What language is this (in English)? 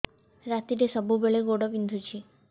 Odia